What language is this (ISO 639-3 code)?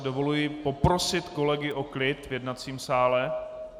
ces